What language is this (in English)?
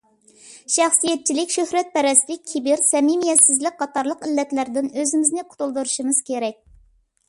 Uyghur